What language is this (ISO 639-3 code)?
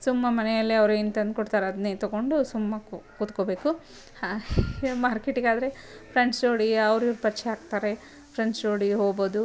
kan